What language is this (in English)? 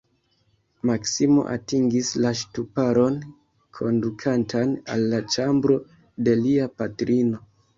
Esperanto